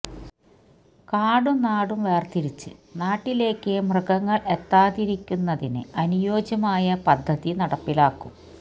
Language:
Malayalam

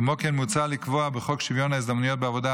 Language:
Hebrew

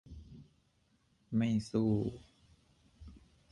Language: Thai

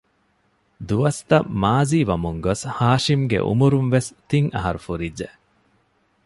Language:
Divehi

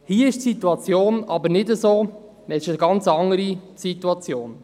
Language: Swiss German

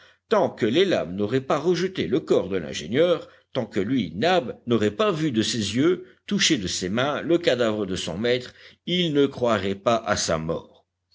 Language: French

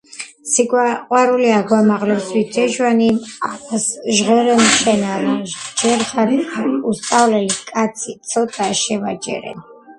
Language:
Georgian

